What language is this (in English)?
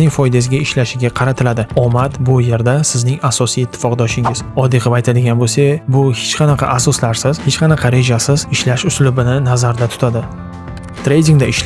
Uzbek